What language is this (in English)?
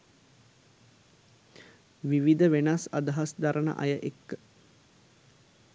Sinhala